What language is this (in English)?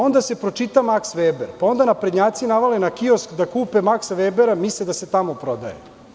Serbian